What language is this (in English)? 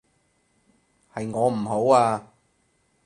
Cantonese